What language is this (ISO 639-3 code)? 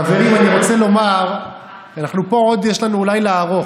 heb